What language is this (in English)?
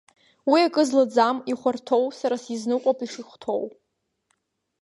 Abkhazian